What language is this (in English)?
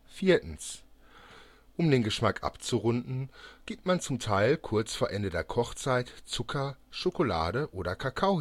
German